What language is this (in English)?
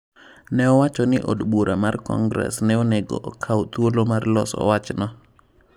Luo (Kenya and Tanzania)